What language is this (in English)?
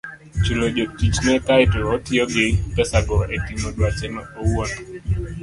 Luo (Kenya and Tanzania)